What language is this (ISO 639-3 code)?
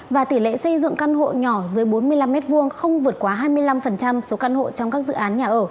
vie